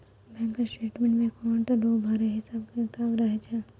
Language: Maithili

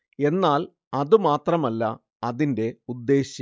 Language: Malayalam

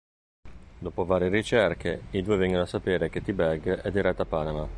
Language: Italian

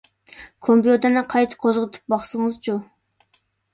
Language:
Uyghur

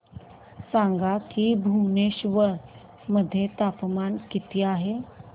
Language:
Marathi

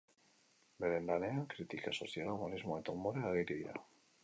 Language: Basque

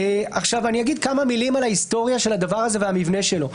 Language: Hebrew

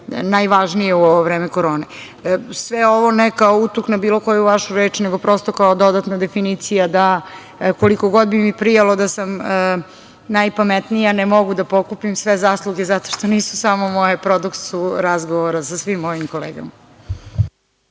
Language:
Serbian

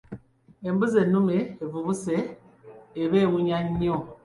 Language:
Ganda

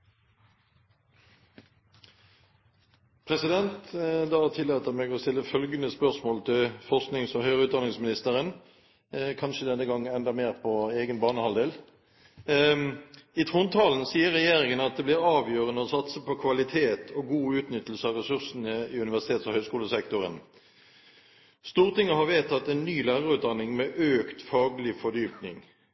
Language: Norwegian Bokmål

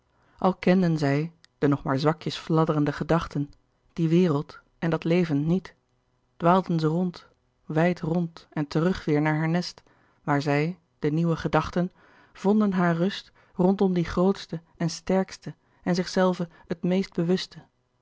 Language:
Dutch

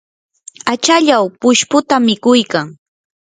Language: Yanahuanca Pasco Quechua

